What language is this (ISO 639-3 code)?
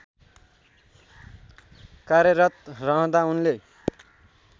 nep